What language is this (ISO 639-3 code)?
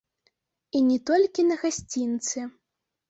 bel